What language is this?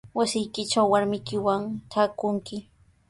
Sihuas Ancash Quechua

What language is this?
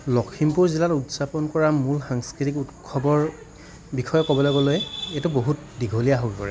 Assamese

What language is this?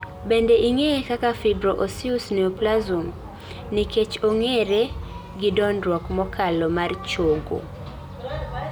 Luo (Kenya and Tanzania)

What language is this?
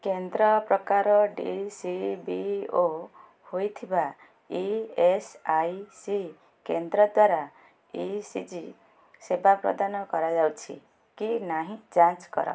Odia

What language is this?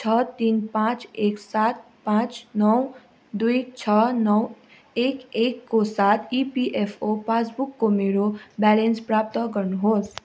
Nepali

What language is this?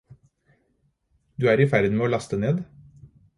Norwegian Bokmål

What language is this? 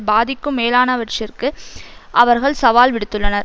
Tamil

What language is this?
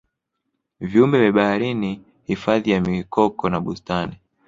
Swahili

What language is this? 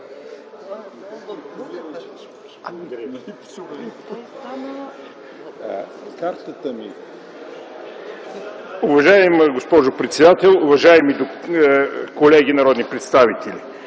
Bulgarian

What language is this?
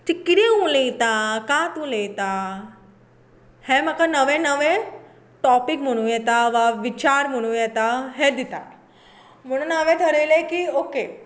Konkani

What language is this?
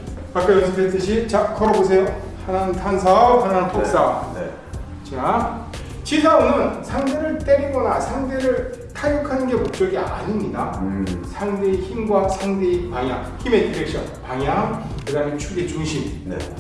Korean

